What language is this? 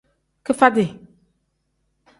Tem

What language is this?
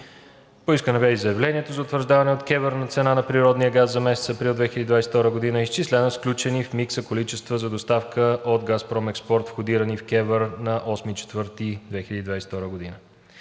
Bulgarian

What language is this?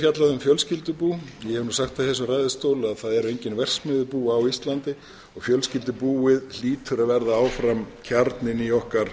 Icelandic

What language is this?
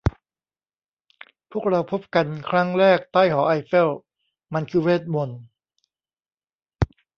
Thai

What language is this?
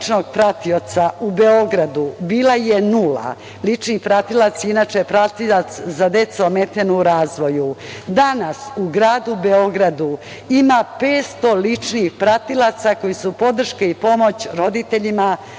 Serbian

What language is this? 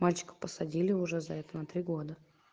Russian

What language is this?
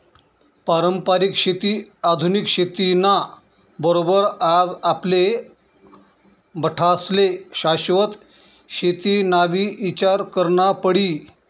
Marathi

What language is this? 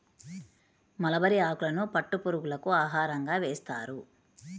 Telugu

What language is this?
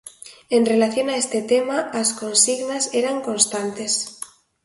Galician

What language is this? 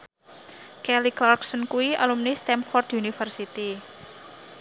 Javanese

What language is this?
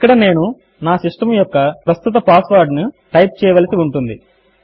Telugu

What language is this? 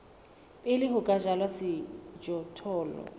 Southern Sotho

